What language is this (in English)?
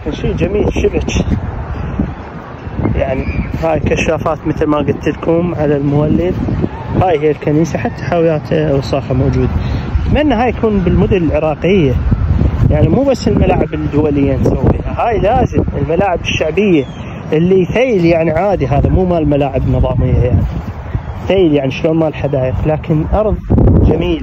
Arabic